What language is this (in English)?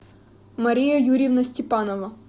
Russian